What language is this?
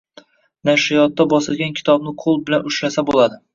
Uzbek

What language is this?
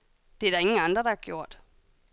Danish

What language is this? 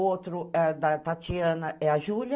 Portuguese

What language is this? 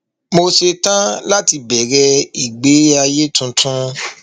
Yoruba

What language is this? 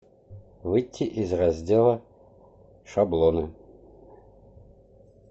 Russian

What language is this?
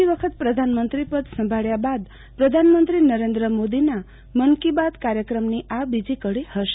Gujarati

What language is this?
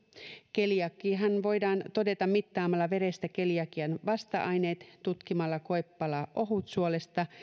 Finnish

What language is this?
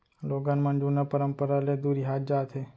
Chhattisgarhi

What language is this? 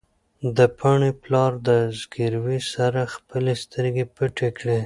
Pashto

